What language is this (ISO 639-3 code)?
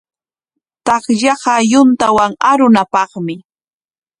qwa